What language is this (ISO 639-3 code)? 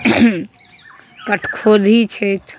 mai